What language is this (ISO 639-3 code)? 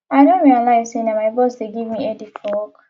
pcm